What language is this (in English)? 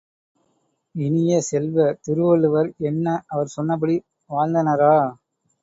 Tamil